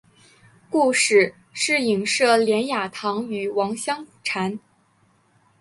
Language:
Chinese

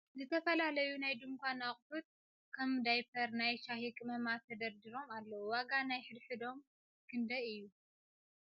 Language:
Tigrinya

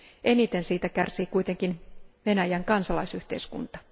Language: Finnish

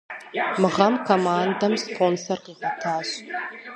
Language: Kabardian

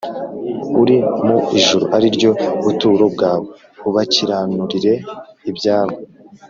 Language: Kinyarwanda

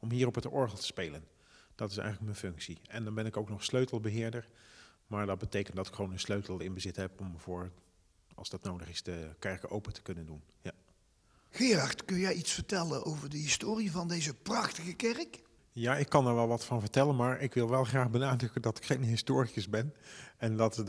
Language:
Dutch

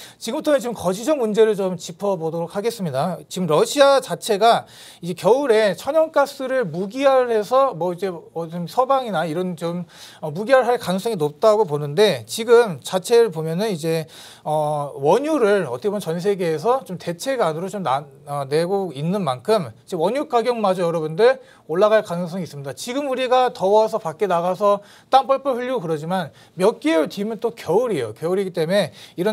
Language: Korean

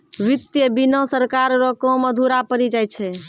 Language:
Maithili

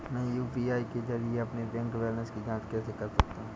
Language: Hindi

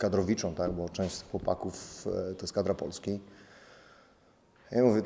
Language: Polish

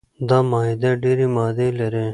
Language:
Pashto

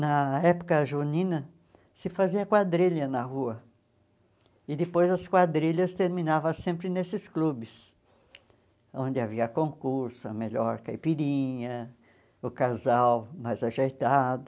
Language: Portuguese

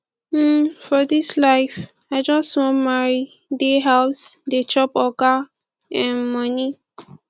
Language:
Nigerian Pidgin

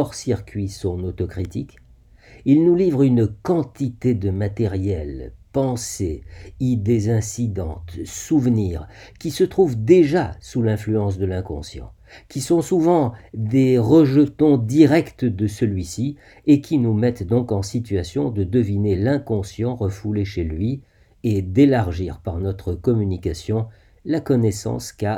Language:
French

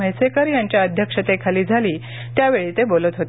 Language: Marathi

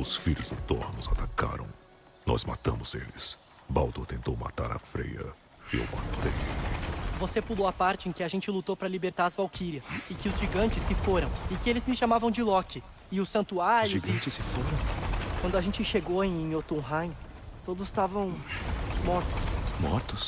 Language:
Portuguese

